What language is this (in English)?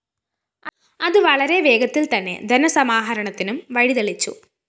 Malayalam